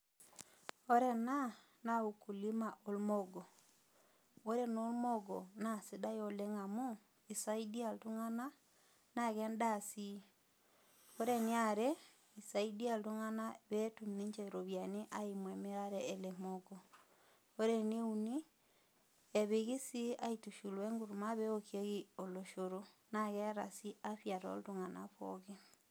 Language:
Masai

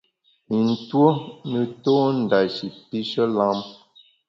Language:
Bamun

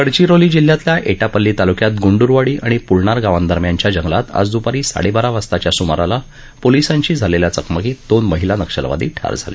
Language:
Marathi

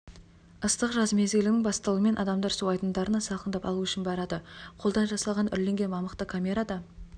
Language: Kazakh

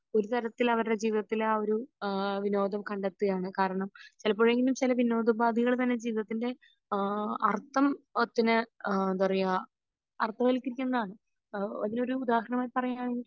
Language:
Malayalam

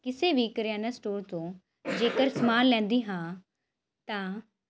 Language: Punjabi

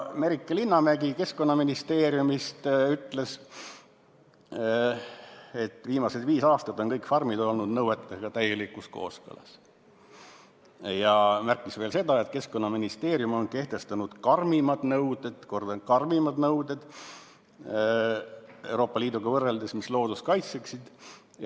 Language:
Estonian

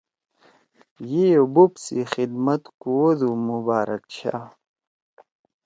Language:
Torwali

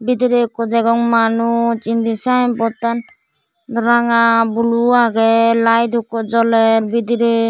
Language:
Chakma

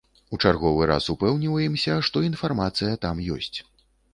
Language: Belarusian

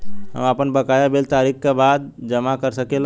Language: Bhojpuri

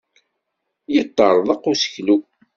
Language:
Kabyle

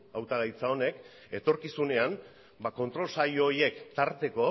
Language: Basque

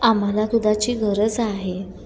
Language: Marathi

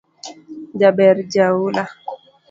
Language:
Luo (Kenya and Tanzania)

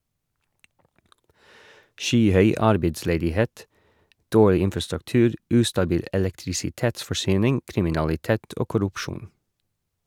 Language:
Norwegian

